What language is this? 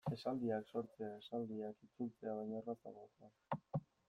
Basque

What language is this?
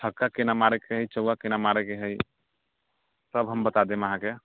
Maithili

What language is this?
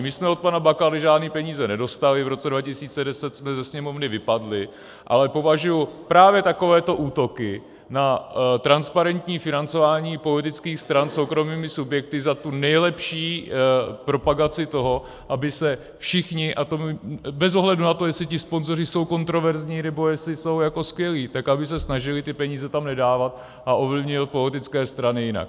Czech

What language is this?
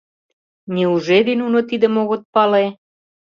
Mari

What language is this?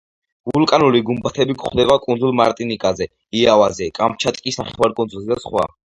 Georgian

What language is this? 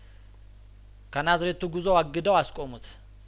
Amharic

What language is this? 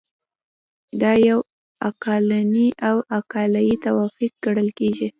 Pashto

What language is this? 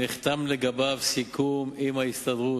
Hebrew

